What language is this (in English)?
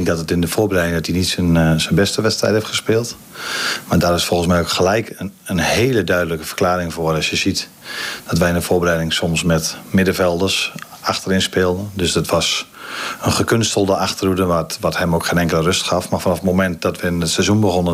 Dutch